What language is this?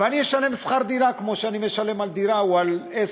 Hebrew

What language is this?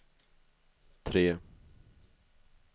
Swedish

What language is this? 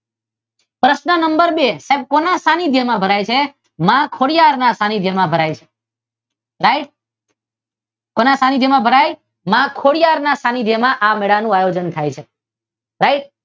Gujarati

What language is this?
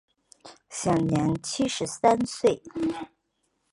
Chinese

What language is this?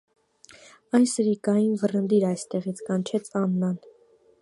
Armenian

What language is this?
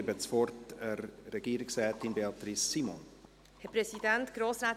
Swiss German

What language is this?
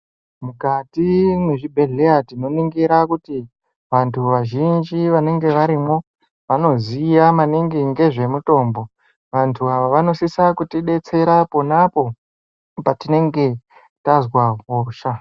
Ndau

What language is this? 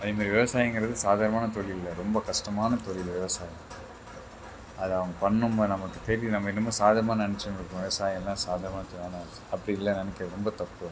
Tamil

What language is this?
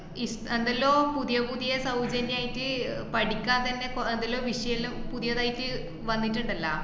Malayalam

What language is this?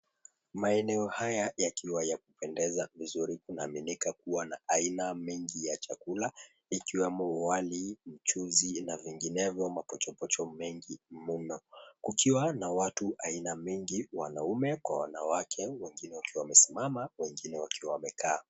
Swahili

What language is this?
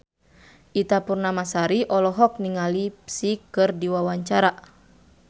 Sundanese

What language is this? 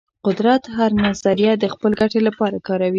Pashto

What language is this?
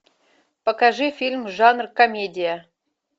Russian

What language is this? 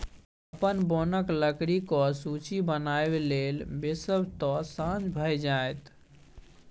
Maithili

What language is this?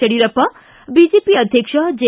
Kannada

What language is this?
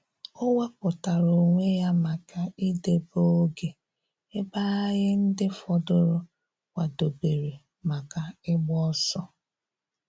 Igbo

